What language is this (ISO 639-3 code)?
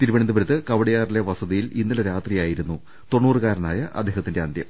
mal